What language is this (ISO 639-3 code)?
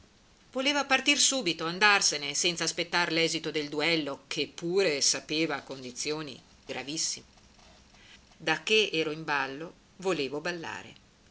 ita